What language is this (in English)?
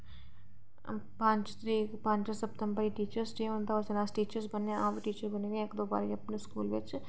Dogri